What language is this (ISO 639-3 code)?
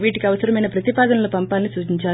tel